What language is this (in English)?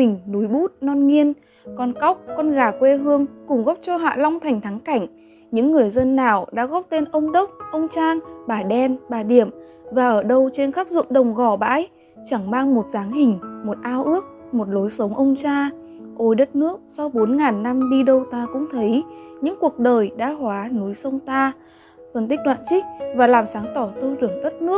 Vietnamese